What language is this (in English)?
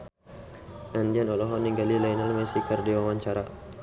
Sundanese